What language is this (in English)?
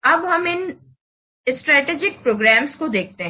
Hindi